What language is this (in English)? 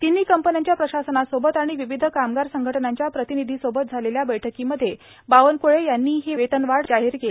Marathi